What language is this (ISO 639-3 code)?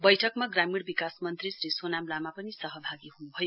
nep